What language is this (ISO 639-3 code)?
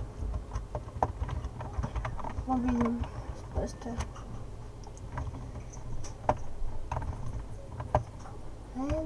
rus